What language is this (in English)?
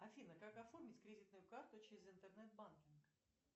Russian